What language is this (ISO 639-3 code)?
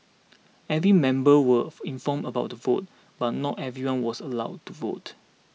eng